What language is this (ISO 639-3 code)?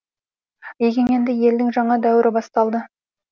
kaz